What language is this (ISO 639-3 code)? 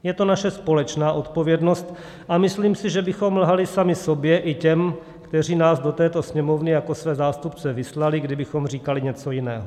ces